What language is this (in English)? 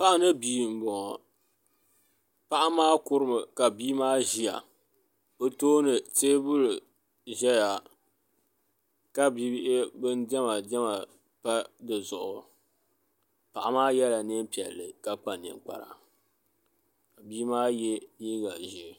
Dagbani